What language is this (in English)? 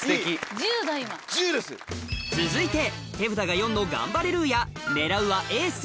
Japanese